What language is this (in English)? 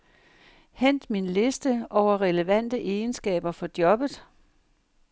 Danish